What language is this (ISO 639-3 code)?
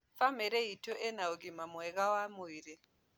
kik